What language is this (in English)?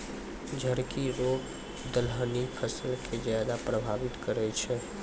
Maithili